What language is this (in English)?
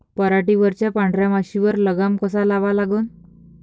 Marathi